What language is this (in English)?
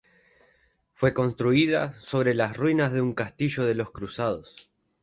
Spanish